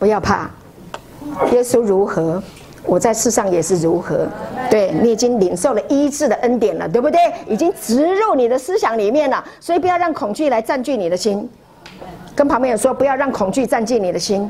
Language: Chinese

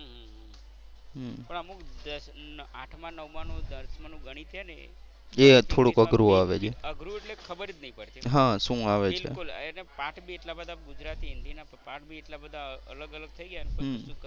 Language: Gujarati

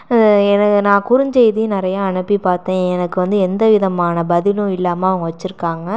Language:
Tamil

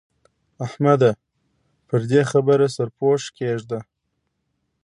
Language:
Pashto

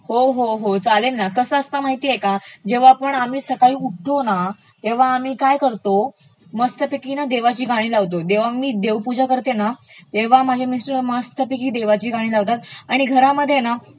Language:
Marathi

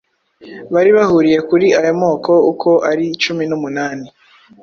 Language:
Kinyarwanda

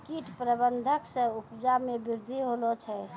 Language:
Maithili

